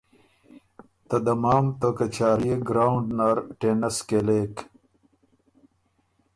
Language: Ormuri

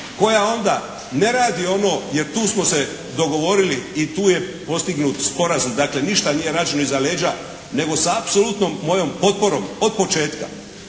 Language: Croatian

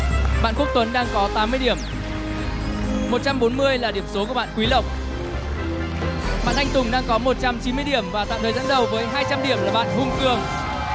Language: Vietnamese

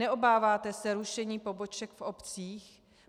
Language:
Czech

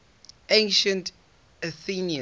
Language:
English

